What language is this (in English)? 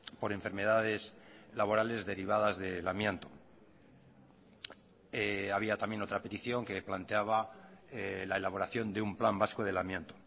Spanish